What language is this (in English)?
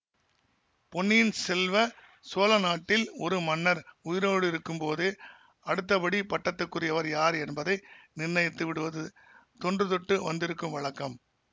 Tamil